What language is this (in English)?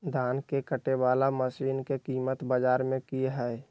Magahi